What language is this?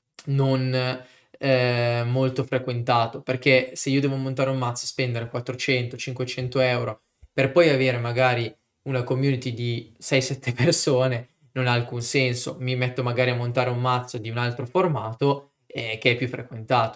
Italian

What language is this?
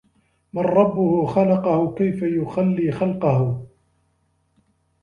Arabic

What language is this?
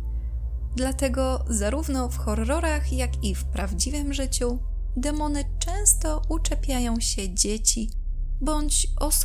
Polish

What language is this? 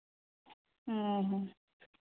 Santali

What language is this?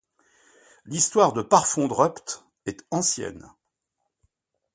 French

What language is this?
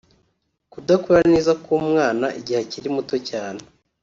Kinyarwanda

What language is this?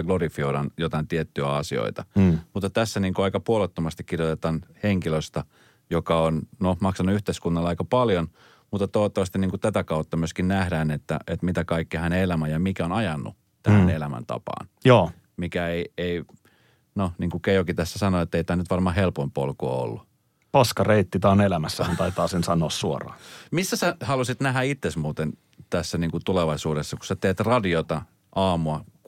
Finnish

